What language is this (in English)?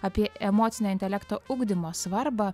Lithuanian